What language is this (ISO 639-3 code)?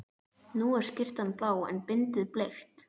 isl